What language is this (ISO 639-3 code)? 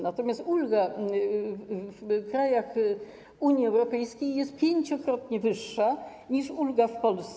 pol